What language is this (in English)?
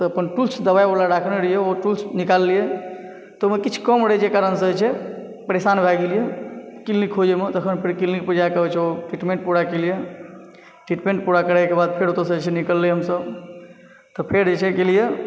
Maithili